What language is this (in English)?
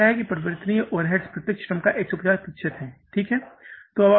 Hindi